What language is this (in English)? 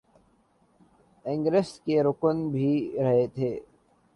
Urdu